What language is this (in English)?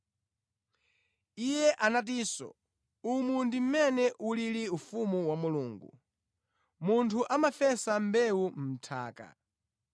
Nyanja